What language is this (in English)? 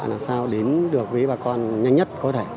Vietnamese